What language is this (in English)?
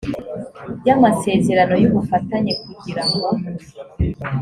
Kinyarwanda